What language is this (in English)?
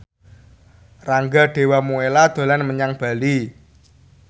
Javanese